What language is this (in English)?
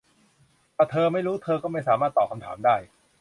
Thai